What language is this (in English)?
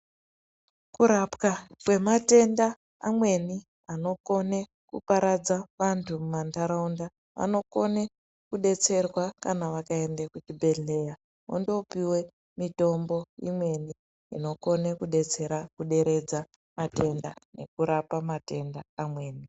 Ndau